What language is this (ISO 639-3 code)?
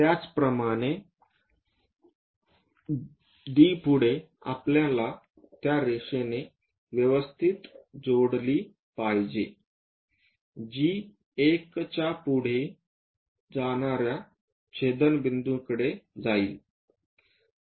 mar